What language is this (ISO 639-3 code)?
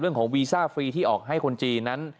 tha